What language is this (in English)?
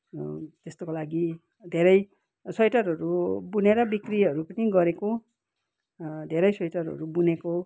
Nepali